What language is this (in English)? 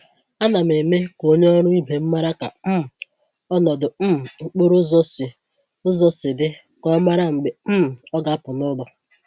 Igbo